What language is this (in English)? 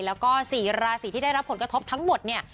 Thai